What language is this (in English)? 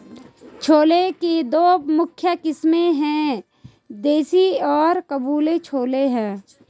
Hindi